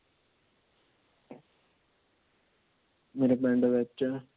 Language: Punjabi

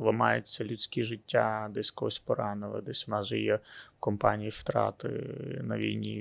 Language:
Ukrainian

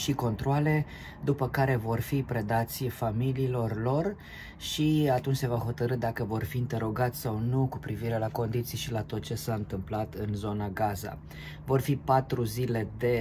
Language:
Romanian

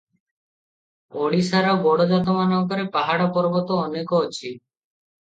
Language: Odia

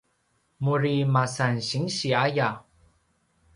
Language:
Paiwan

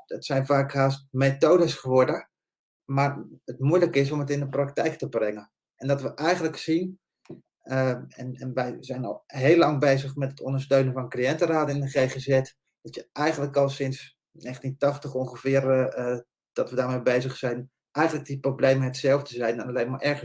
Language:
Dutch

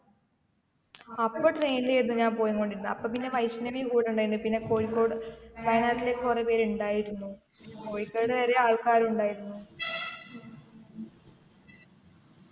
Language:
Malayalam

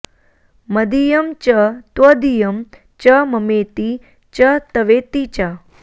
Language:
Sanskrit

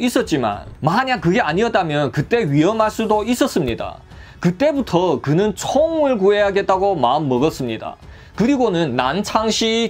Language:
Korean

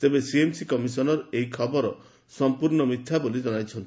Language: Odia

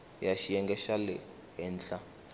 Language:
Tsonga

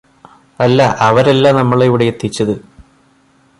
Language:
Malayalam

